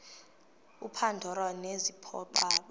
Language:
Xhosa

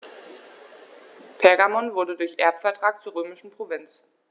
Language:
German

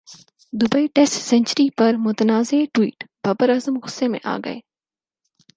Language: Urdu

